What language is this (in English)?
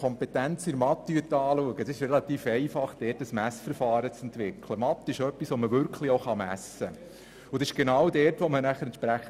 Swiss German